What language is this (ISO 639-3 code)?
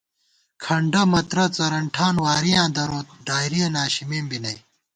gwt